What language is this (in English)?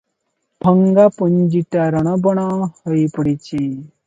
Odia